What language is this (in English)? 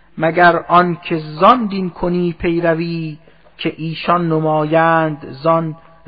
Persian